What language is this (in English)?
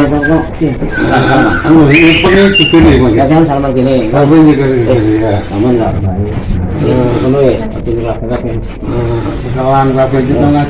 Indonesian